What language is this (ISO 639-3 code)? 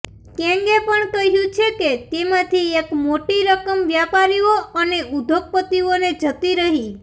guj